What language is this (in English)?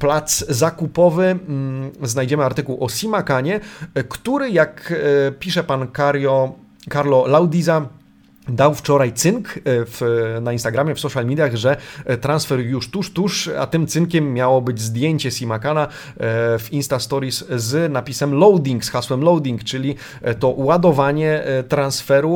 Polish